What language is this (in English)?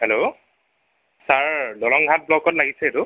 Assamese